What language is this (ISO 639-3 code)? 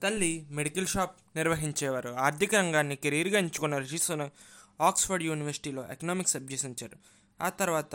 tel